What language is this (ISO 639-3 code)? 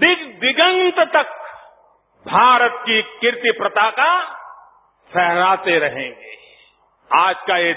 mar